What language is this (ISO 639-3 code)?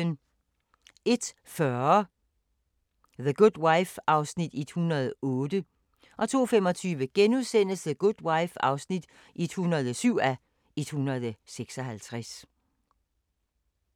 dan